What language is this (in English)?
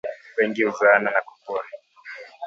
Swahili